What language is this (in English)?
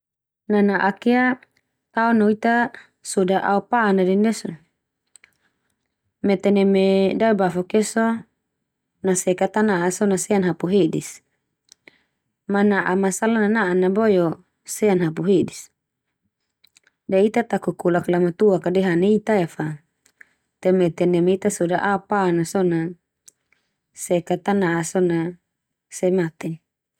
Termanu